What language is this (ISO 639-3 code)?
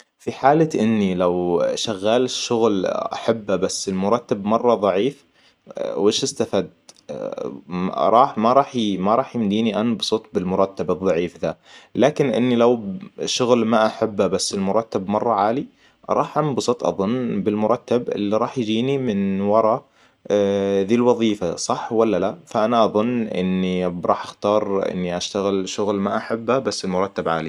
acw